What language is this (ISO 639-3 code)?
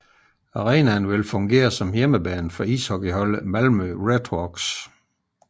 dan